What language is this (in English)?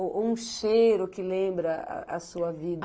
Portuguese